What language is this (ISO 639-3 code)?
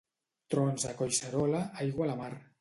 cat